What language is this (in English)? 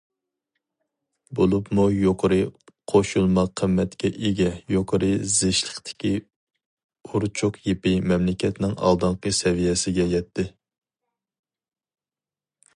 Uyghur